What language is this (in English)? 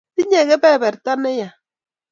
Kalenjin